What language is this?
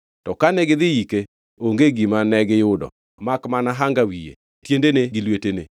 Luo (Kenya and Tanzania)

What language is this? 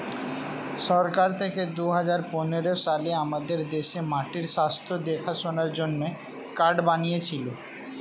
Bangla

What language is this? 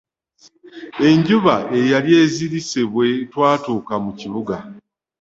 Ganda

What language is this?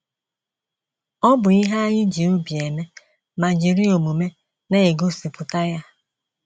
Igbo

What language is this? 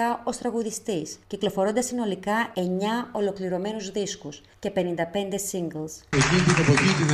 Greek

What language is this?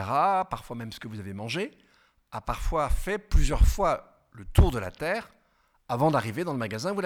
French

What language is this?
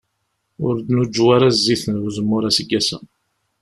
Kabyle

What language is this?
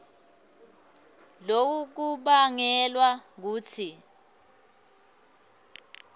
Swati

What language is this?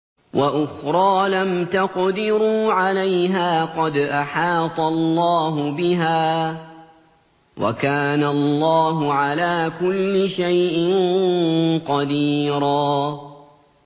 Arabic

